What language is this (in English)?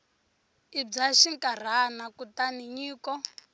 Tsonga